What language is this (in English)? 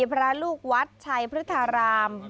Thai